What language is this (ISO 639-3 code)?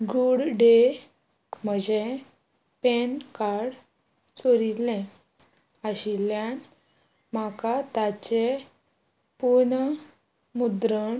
kok